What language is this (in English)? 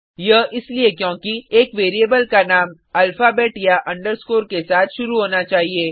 Hindi